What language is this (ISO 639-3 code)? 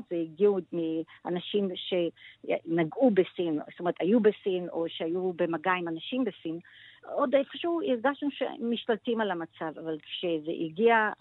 heb